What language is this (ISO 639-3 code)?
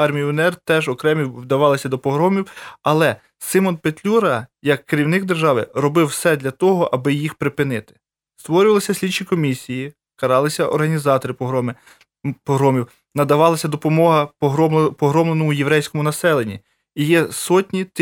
ukr